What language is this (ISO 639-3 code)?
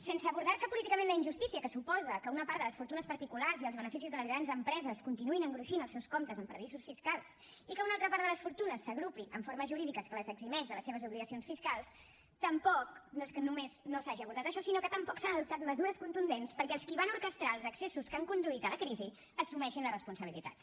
cat